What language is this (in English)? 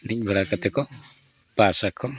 Santali